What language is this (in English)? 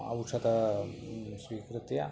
Sanskrit